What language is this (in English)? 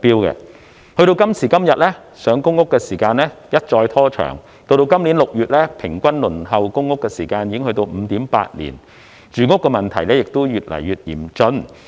Cantonese